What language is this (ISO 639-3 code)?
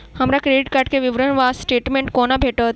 mai